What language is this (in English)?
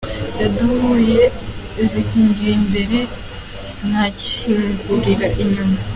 Kinyarwanda